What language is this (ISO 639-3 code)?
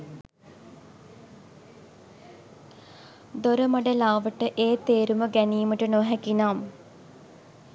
sin